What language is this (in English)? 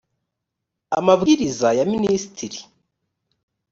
Kinyarwanda